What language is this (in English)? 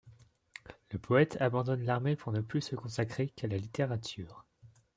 French